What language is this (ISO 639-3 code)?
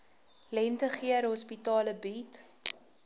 afr